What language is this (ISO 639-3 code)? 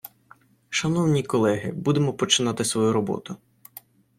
ukr